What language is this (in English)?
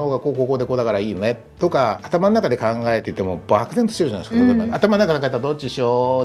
Japanese